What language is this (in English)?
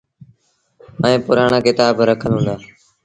Sindhi Bhil